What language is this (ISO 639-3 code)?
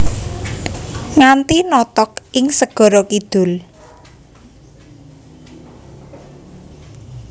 jav